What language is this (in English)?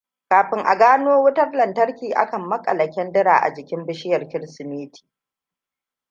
Hausa